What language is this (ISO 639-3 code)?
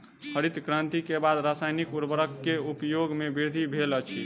mai